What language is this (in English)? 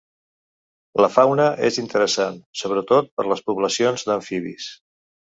Catalan